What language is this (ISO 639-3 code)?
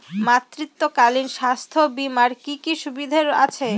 ben